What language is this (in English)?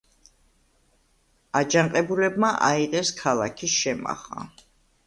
Georgian